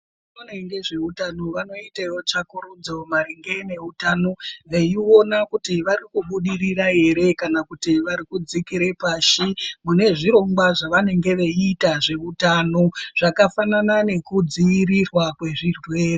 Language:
Ndau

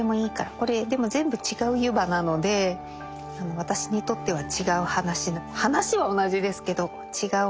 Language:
Japanese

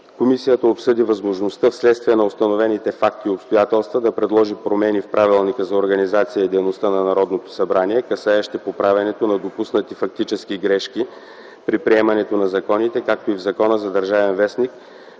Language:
Bulgarian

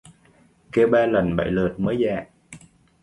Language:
Vietnamese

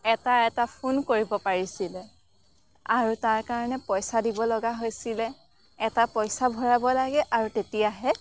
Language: Assamese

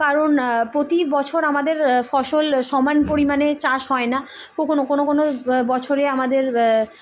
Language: Bangla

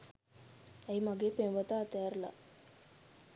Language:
Sinhala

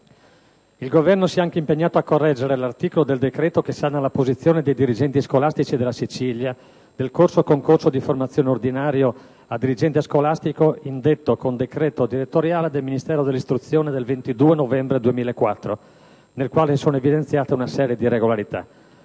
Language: Italian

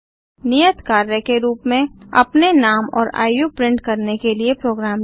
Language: Hindi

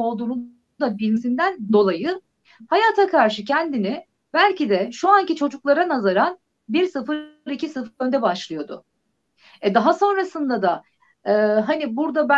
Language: Turkish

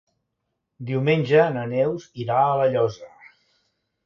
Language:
Catalan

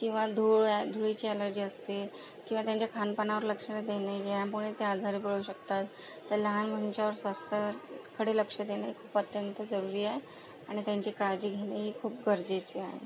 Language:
Marathi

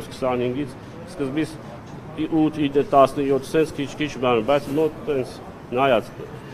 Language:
Romanian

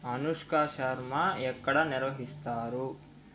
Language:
Telugu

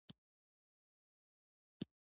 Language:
Pashto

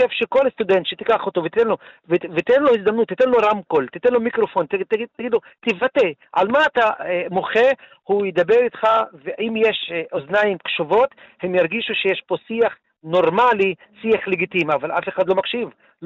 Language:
Hebrew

